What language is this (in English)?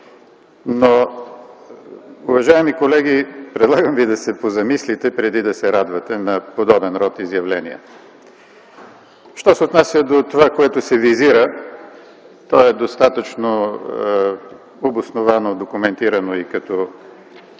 Bulgarian